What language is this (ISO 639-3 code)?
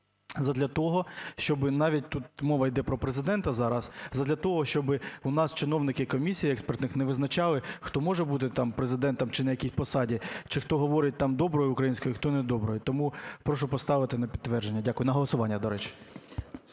ukr